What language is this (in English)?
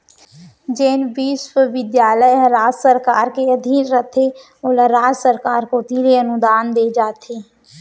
Chhattisgarhi